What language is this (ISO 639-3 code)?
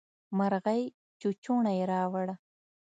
pus